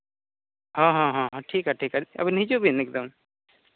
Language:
Santali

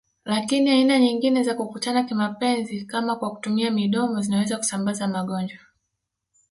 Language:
Swahili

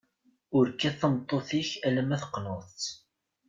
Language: Kabyle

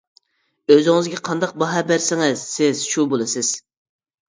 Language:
Uyghur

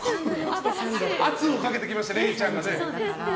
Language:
Japanese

